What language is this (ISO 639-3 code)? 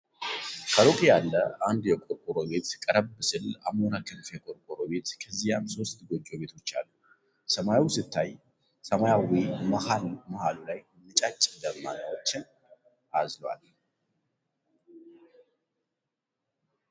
amh